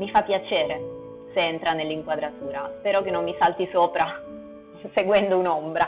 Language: Italian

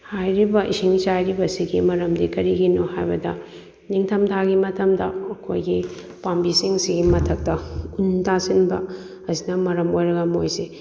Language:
Manipuri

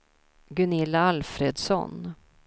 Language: Swedish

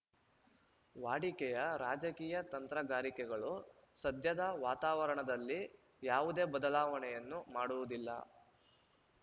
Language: Kannada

